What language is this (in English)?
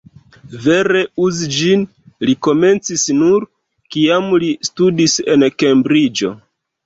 Esperanto